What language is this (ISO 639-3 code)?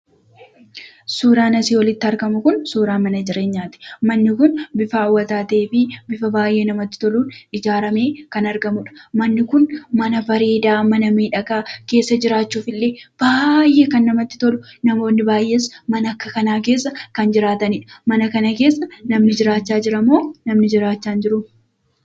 orm